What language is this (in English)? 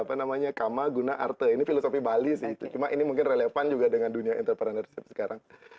Indonesian